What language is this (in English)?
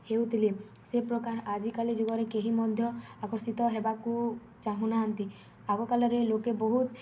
Odia